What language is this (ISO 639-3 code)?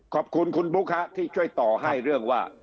tha